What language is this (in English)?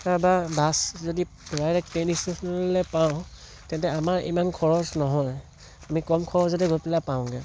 Assamese